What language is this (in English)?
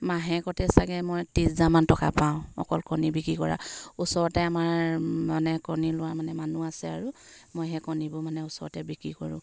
Assamese